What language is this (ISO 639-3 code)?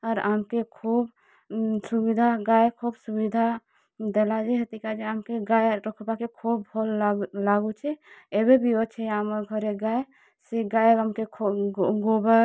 ori